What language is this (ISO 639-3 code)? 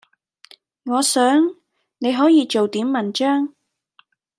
yue